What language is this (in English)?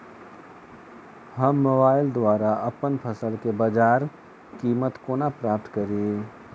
Maithili